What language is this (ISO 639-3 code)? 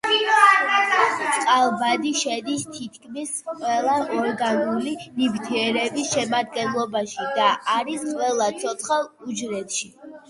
kat